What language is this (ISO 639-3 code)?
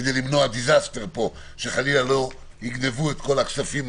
heb